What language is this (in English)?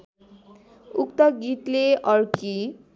Nepali